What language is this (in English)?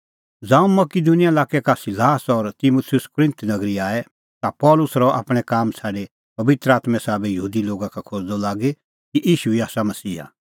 Kullu Pahari